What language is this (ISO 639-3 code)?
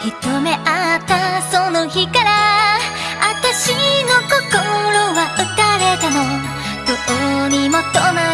jpn